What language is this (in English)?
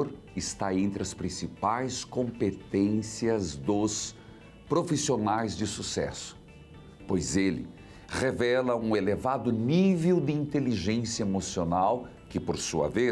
Portuguese